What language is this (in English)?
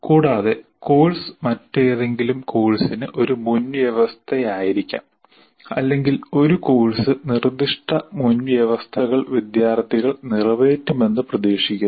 Malayalam